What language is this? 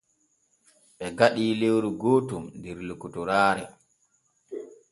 Borgu Fulfulde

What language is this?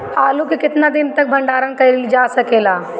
Bhojpuri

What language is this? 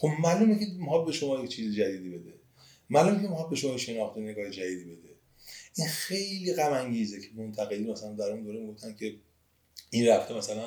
Persian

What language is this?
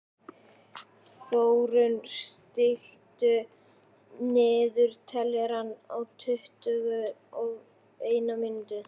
Icelandic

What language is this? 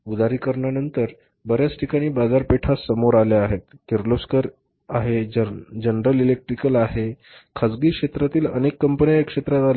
Marathi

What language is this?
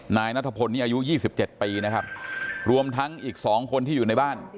Thai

